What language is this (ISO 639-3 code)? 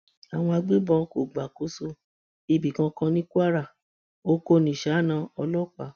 yor